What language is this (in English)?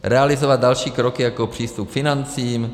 Czech